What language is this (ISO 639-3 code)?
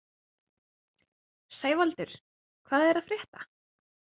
isl